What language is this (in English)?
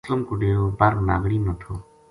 Gujari